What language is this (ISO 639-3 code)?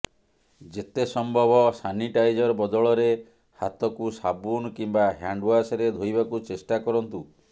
ori